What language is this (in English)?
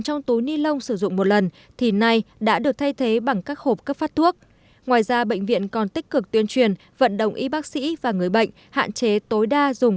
Vietnamese